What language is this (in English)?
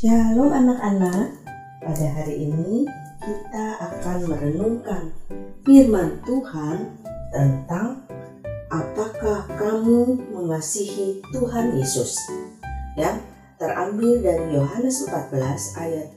Indonesian